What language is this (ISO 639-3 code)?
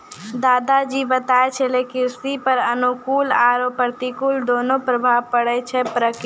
mai